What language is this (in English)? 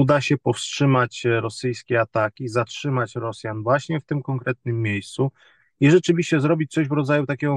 Polish